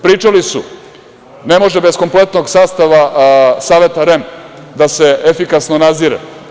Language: Serbian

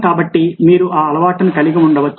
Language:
Telugu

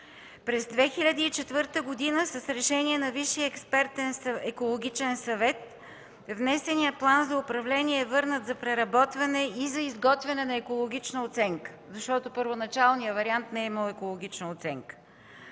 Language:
Bulgarian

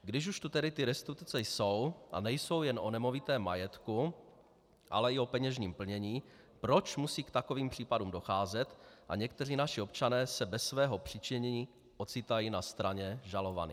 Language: Czech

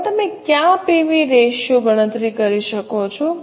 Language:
Gujarati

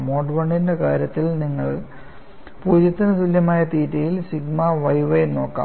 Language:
Malayalam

